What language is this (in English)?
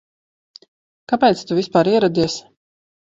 Latvian